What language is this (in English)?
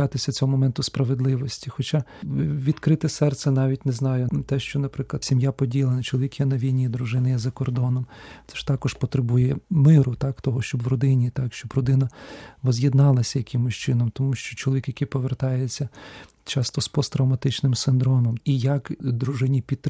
Ukrainian